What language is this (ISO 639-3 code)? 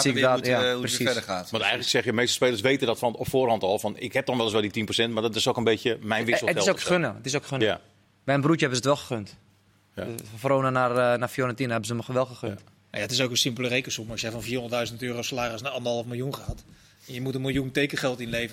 nld